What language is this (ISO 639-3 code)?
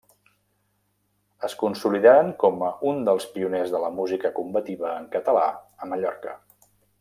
cat